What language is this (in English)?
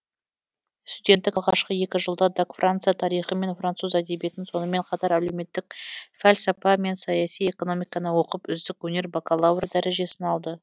Kazakh